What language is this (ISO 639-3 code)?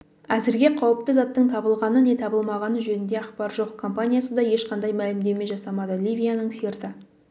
kaz